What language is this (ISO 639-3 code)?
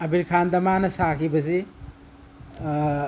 mni